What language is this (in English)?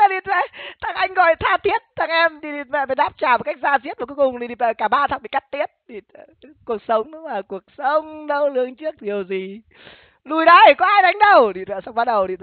Vietnamese